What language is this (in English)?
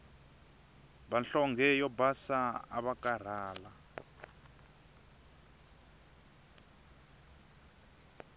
Tsonga